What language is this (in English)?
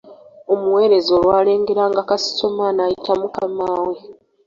Ganda